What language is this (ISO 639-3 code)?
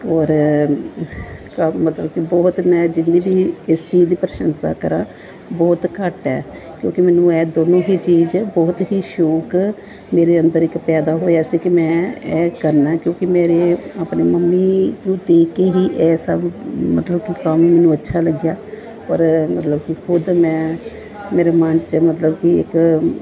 pan